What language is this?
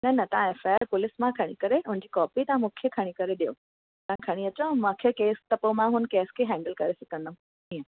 Sindhi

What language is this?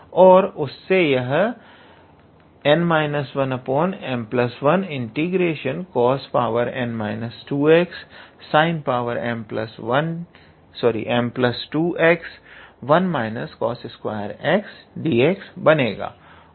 Hindi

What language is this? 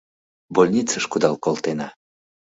Mari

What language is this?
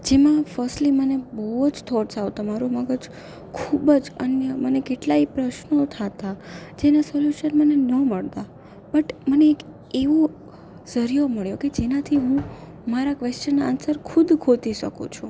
Gujarati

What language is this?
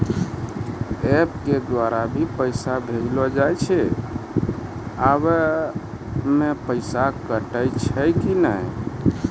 Maithili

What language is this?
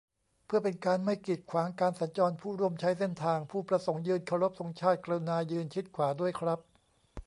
Thai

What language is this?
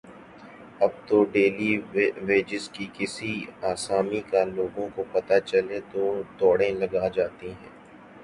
Urdu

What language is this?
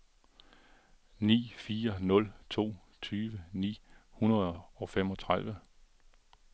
Danish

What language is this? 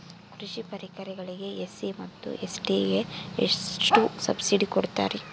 Kannada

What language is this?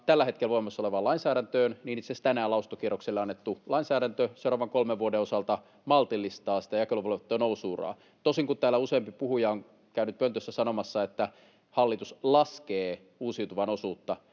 Finnish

